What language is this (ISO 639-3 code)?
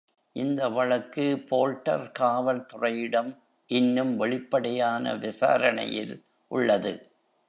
tam